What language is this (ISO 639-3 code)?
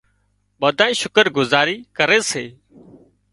kxp